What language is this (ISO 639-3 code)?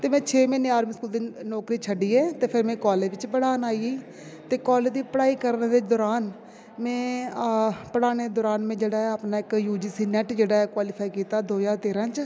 doi